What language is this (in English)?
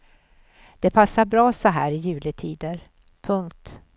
Swedish